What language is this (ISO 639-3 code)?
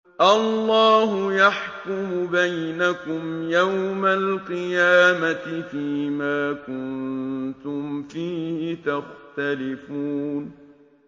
ara